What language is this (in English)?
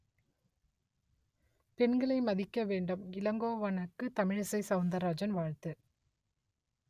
Tamil